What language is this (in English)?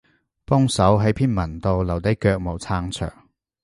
Cantonese